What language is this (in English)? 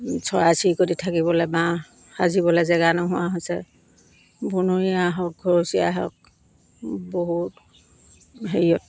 Assamese